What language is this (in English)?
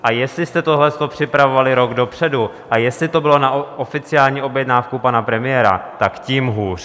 Czech